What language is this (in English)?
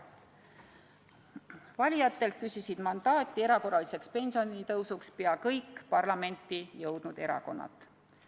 Estonian